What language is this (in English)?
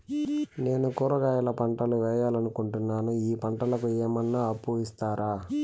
Telugu